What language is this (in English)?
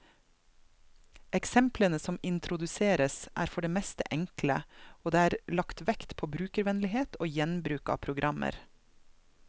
Norwegian